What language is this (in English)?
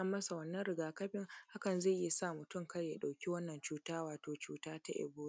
Hausa